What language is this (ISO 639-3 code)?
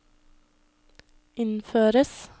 nor